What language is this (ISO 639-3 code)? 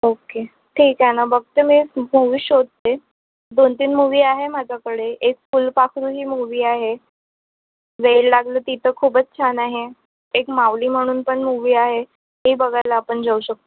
mar